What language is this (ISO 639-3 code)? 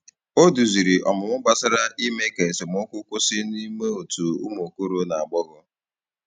ibo